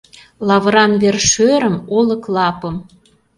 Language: Mari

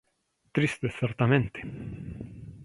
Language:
Galician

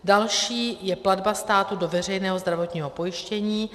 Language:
Czech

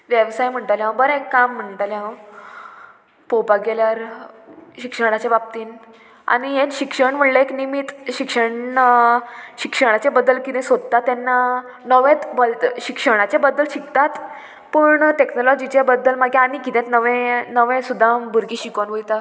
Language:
Konkani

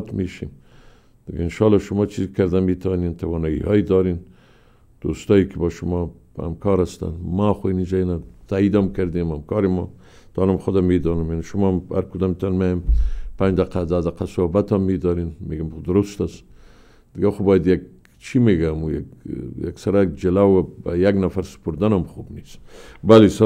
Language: Persian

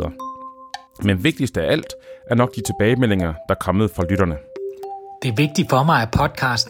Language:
Danish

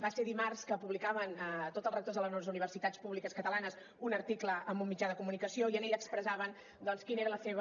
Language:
Catalan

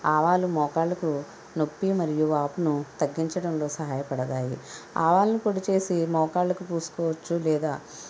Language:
Telugu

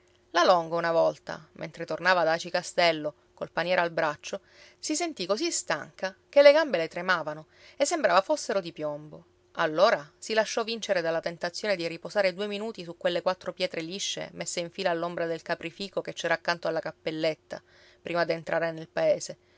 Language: Italian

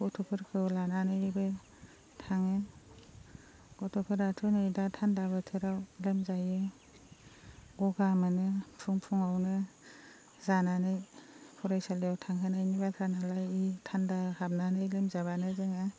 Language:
Bodo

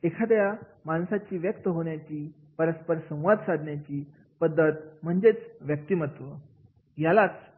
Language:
Marathi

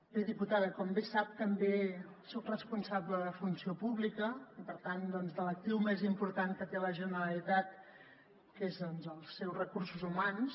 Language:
Catalan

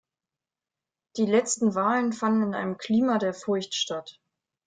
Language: German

